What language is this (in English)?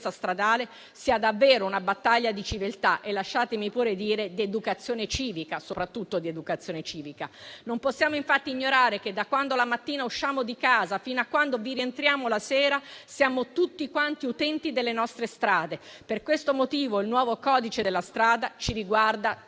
Italian